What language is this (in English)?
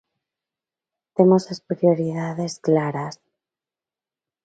Galician